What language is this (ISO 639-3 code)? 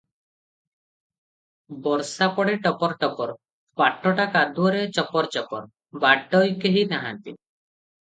ori